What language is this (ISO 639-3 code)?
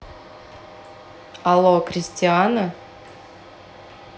rus